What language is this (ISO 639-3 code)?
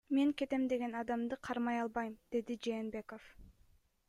kir